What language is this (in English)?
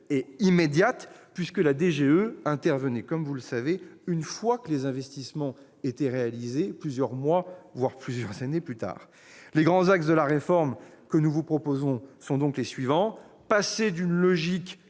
French